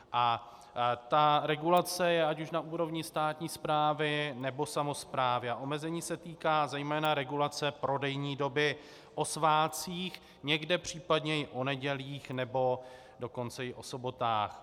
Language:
Czech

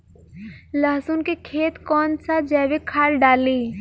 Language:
Bhojpuri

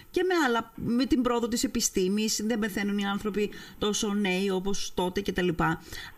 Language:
Greek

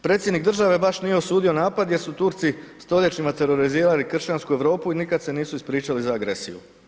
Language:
Croatian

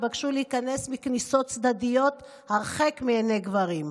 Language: Hebrew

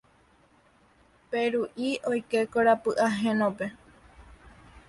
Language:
Guarani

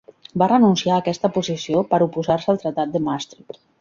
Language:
Catalan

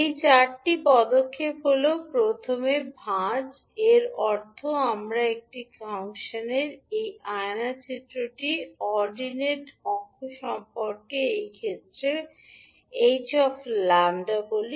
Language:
Bangla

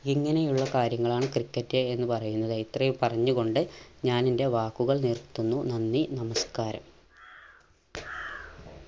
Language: Malayalam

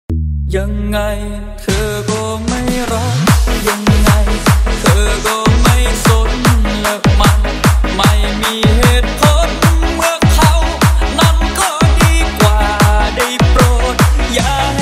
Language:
Thai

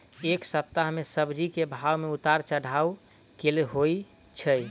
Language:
Maithili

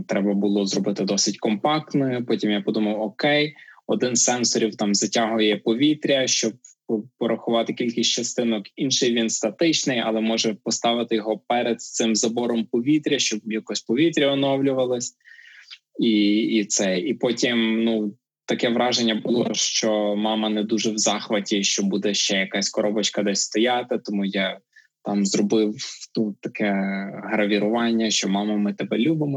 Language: Ukrainian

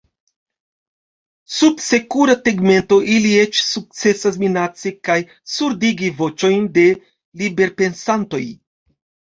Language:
Esperanto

